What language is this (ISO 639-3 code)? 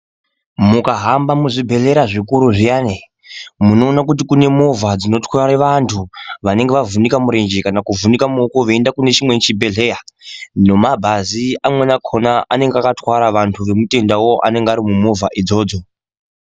ndc